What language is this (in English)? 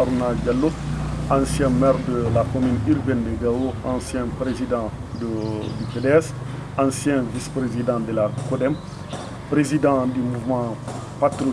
French